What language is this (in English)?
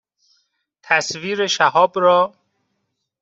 Persian